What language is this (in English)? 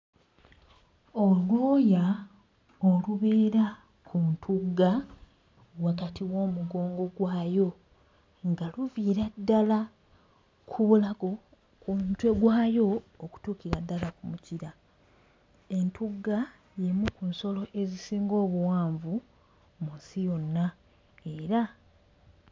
Ganda